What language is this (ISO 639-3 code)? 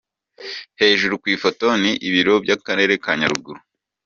kin